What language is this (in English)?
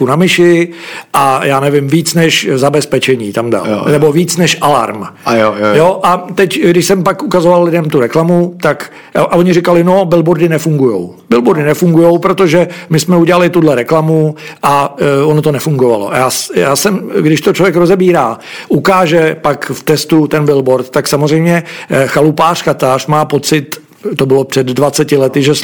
Czech